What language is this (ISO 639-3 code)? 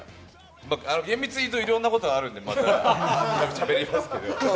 jpn